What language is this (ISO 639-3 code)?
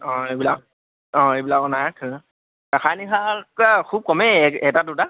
asm